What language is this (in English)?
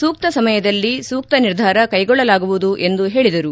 Kannada